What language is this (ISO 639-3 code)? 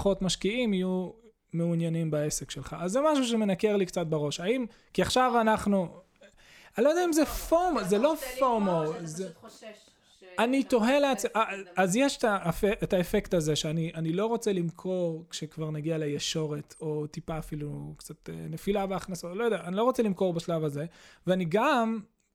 heb